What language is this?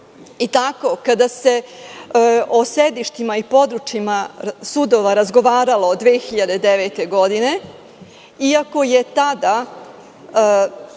Serbian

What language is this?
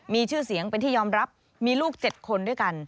Thai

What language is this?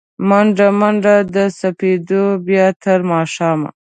Pashto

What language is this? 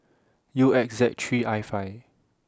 English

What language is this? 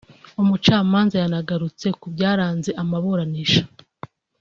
Kinyarwanda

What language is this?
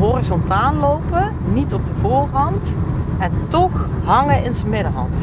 Dutch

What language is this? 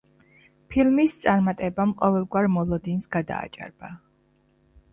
Georgian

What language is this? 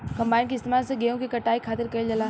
Bhojpuri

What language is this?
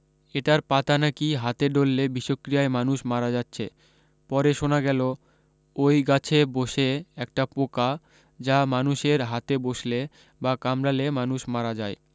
Bangla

